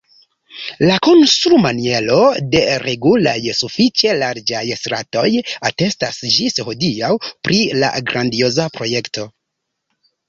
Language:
Esperanto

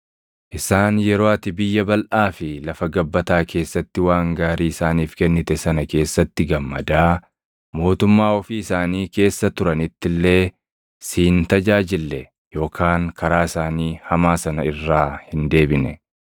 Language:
Oromo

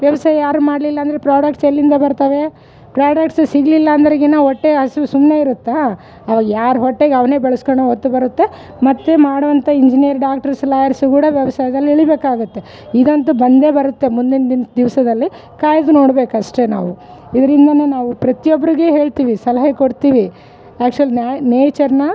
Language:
Kannada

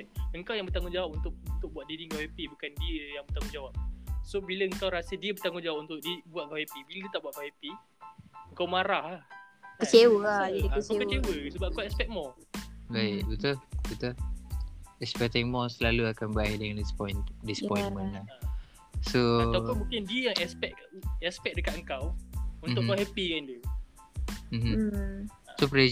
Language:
Malay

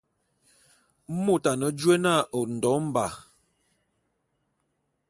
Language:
Bulu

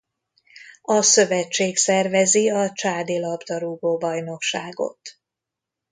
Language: Hungarian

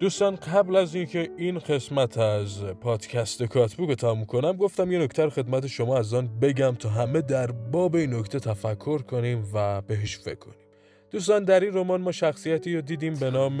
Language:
Persian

